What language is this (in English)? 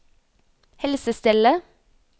Norwegian